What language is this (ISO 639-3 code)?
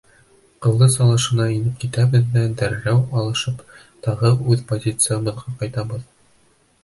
bak